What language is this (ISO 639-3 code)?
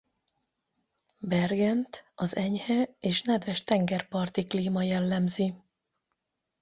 hun